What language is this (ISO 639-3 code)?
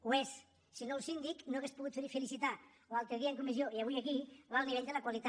cat